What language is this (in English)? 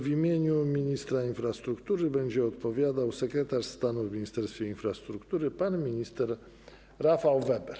Polish